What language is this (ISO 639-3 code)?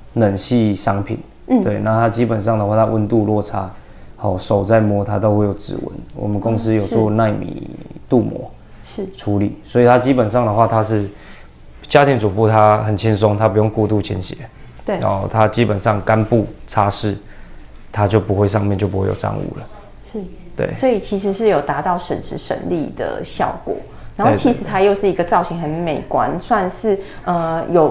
zho